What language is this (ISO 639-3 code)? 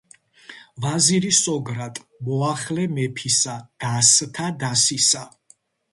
kat